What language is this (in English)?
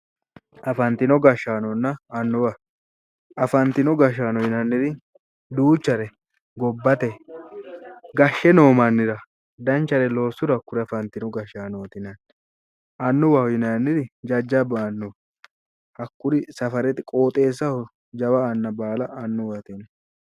Sidamo